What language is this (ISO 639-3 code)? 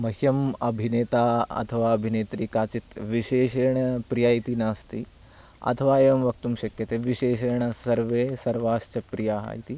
san